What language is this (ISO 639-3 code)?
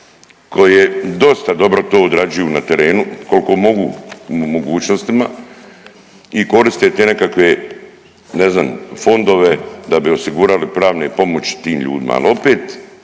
hrv